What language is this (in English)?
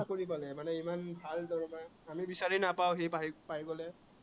Assamese